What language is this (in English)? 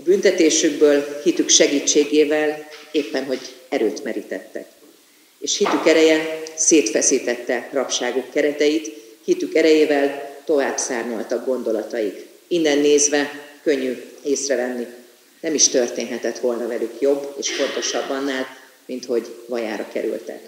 Hungarian